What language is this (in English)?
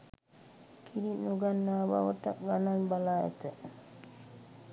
Sinhala